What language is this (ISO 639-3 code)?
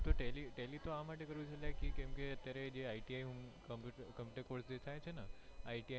guj